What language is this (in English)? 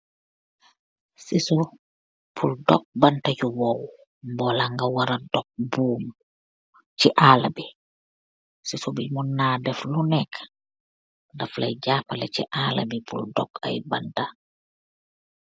Wolof